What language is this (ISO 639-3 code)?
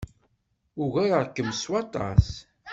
kab